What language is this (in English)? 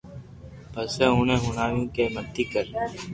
Loarki